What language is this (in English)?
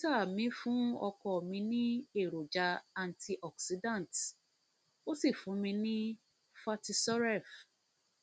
Yoruba